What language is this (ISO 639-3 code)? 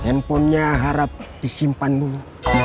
ind